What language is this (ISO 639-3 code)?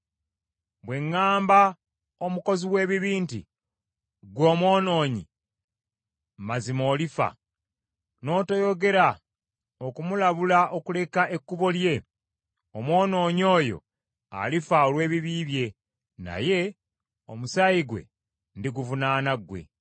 lug